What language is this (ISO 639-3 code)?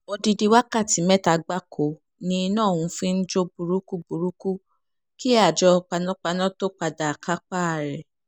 yor